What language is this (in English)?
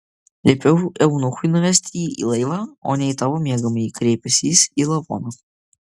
Lithuanian